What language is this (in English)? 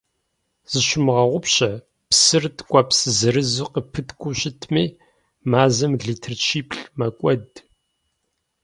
Kabardian